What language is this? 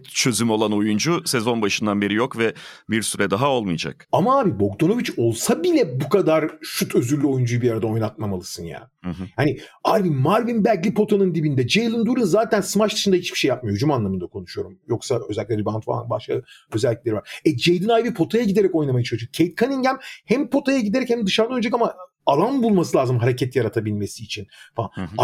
Turkish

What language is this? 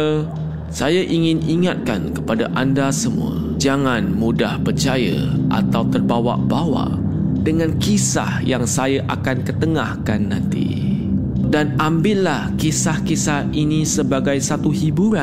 Malay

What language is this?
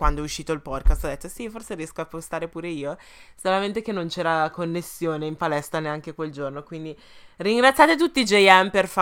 Italian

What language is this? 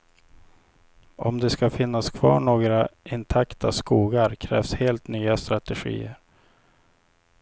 Swedish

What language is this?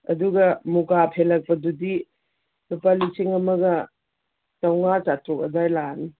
Manipuri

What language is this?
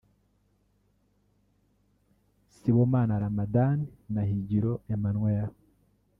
Kinyarwanda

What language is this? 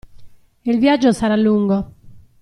Italian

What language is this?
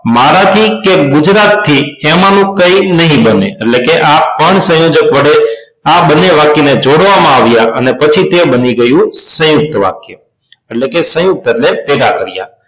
Gujarati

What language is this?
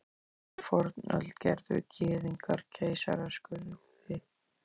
Icelandic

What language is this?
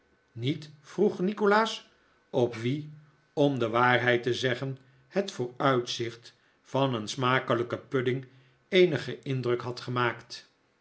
Dutch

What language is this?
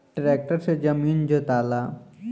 Bhojpuri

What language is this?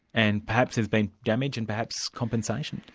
English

